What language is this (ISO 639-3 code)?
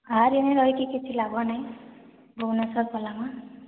ori